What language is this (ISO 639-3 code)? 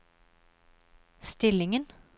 nor